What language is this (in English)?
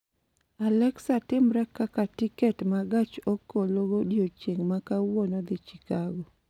Luo (Kenya and Tanzania)